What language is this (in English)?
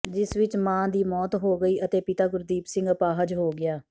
Punjabi